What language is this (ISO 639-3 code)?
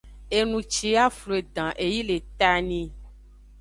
ajg